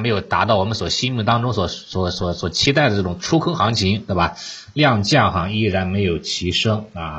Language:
Chinese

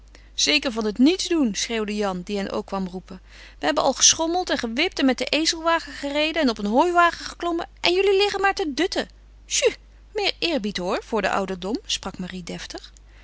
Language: Dutch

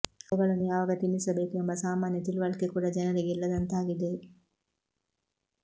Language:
Kannada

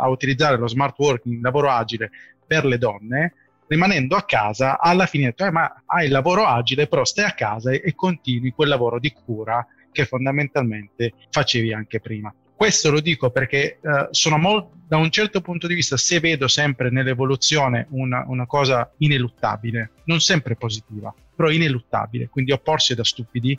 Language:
Italian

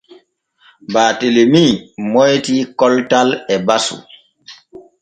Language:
Borgu Fulfulde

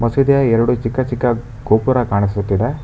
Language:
Kannada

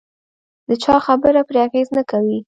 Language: Pashto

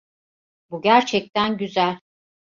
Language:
Turkish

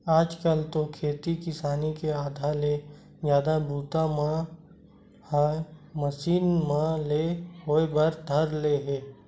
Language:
Chhattisgarhi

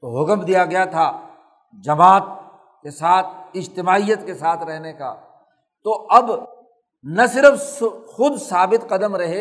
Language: Urdu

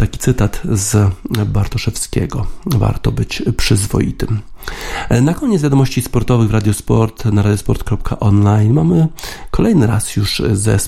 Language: Polish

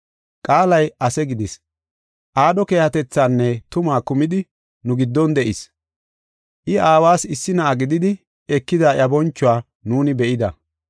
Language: Gofa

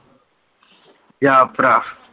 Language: Punjabi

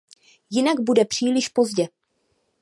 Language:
Czech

